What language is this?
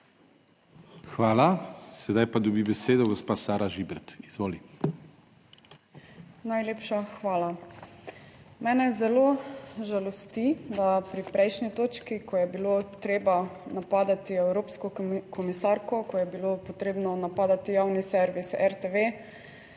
Slovenian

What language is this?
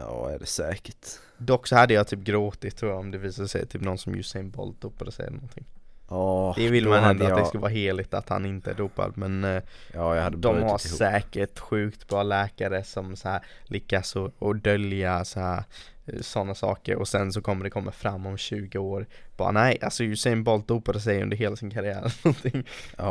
Swedish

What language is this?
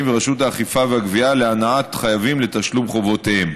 Hebrew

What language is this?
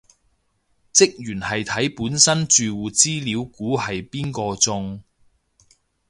Cantonese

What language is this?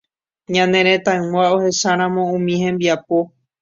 Guarani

